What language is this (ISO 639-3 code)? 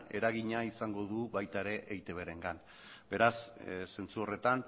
eus